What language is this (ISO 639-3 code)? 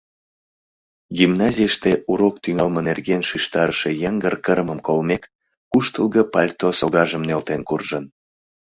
chm